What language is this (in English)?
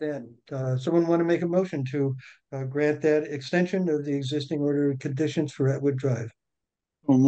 English